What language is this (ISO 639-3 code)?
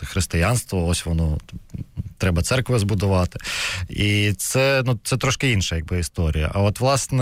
ukr